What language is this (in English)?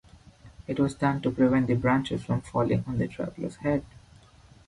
English